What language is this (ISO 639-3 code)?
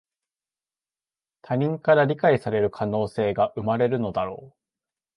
jpn